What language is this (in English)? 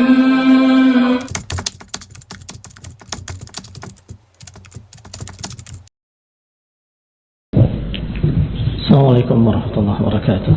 Indonesian